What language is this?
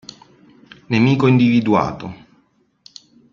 Italian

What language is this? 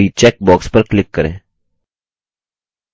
Hindi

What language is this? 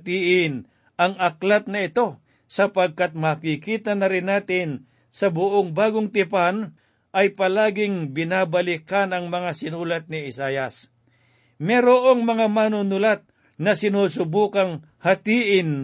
Filipino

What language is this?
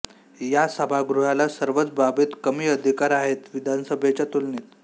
Marathi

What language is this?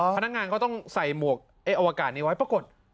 Thai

